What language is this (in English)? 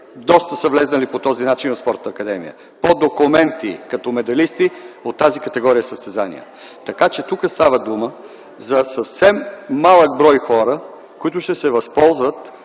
Bulgarian